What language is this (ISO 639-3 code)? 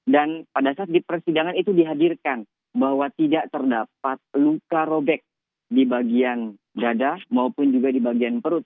ind